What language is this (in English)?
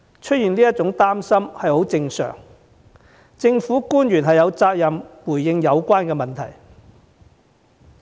Cantonese